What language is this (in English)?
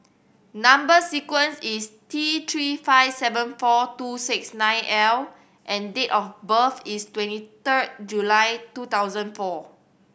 English